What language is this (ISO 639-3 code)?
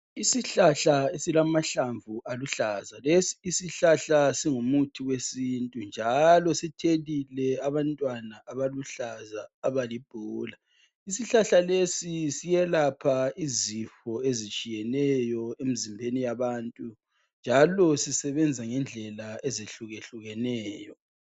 nde